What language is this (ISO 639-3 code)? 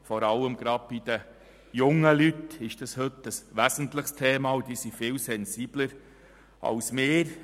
gsw